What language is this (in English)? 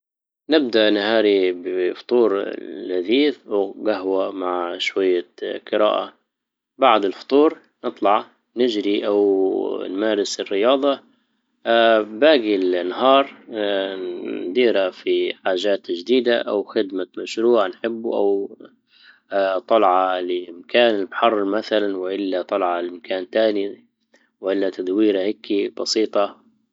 Libyan Arabic